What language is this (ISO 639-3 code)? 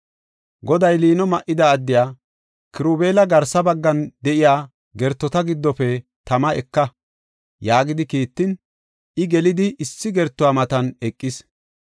gof